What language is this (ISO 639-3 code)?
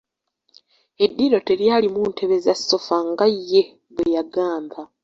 lug